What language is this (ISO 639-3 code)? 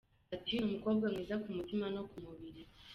kin